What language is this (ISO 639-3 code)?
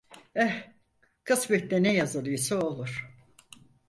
tur